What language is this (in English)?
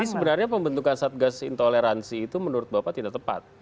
Indonesian